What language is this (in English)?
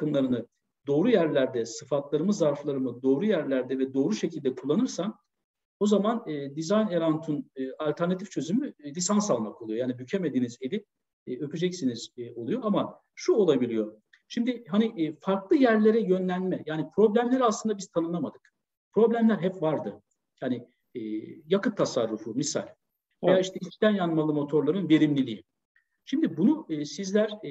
Turkish